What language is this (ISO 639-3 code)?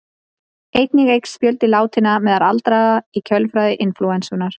isl